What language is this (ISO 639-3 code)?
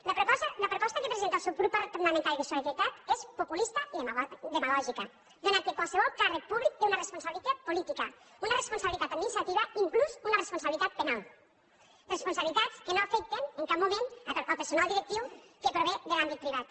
cat